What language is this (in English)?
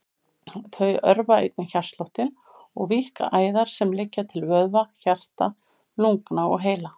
Icelandic